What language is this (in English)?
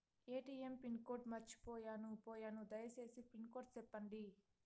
Telugu